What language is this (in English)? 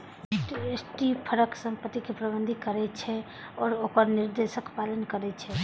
Maithili